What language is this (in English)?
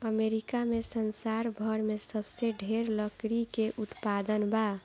Bhojpuri